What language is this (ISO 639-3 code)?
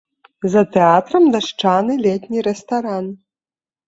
bel